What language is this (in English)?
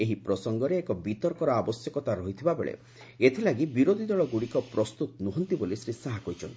Odia